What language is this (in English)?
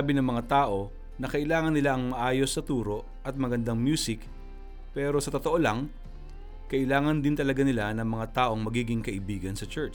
Filipino